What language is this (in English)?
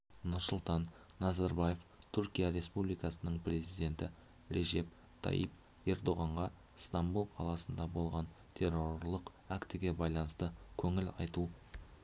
Kazakh